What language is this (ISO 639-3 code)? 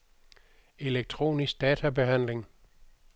dan